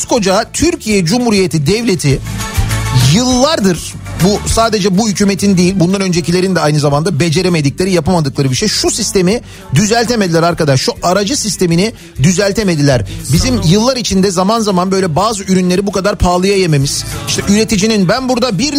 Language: Turkish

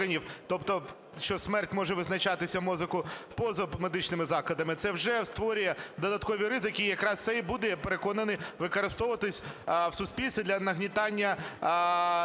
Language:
Ukrainian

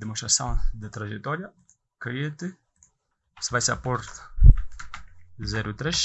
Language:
Portuguese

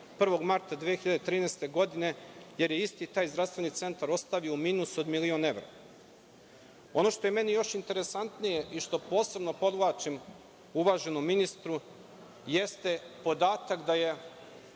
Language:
Serbian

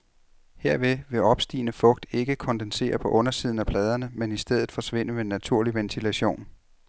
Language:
Danish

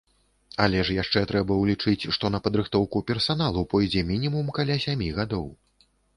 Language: Belarusian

